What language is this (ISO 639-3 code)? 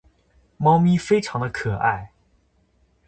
zho